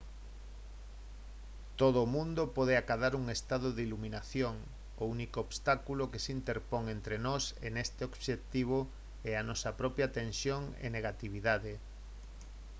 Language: Galician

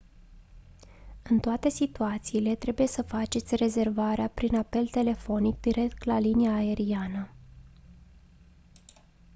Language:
Romanian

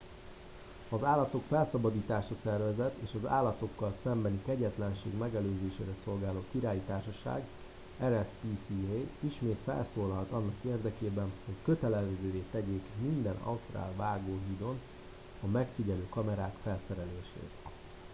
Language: Hungarian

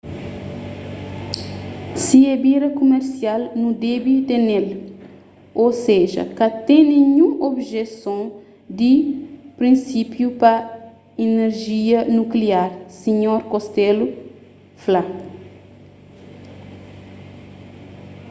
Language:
Kabuverdianu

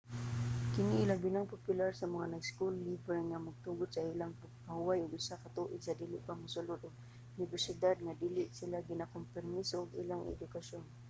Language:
Cebuano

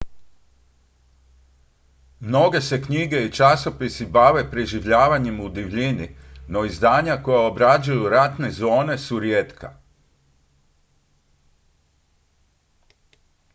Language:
Croatian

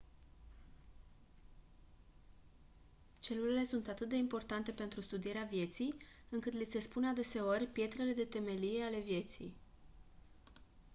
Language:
Romanian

